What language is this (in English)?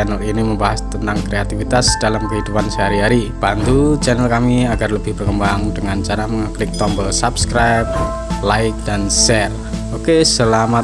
Indonesian